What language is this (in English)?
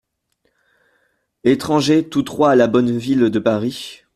French